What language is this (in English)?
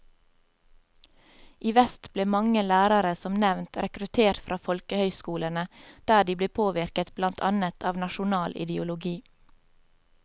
Norwegian